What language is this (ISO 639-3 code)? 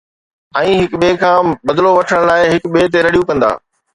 snd